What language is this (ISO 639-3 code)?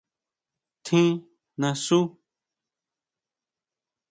mau